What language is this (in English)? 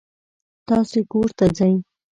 Pashto